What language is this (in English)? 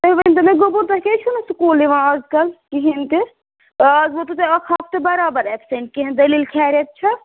Kashmiri